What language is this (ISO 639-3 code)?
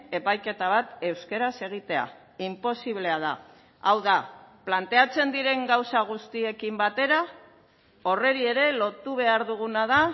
eus